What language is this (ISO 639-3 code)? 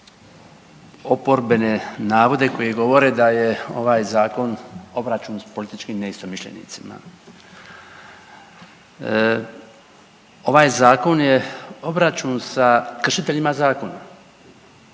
hrv